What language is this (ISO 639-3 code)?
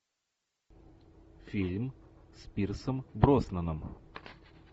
rus